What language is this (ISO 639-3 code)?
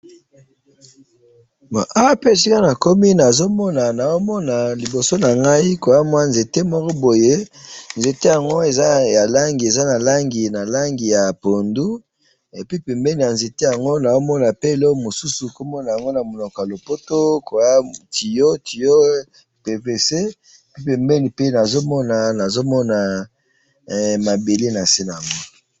lin